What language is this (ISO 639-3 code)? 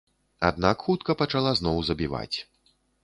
bel